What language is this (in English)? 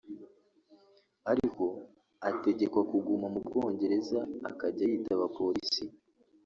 Kinyarwanda